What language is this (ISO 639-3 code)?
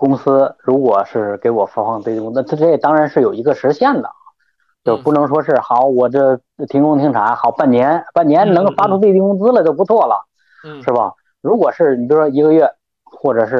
zho